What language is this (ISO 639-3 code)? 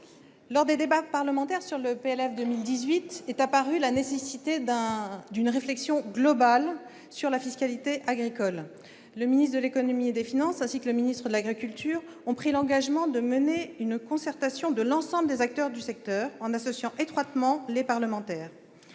fra